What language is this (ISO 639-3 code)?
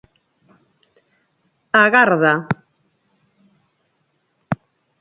glg